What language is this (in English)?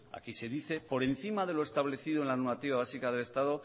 Spanish